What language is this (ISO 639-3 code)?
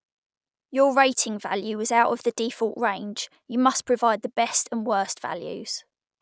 eng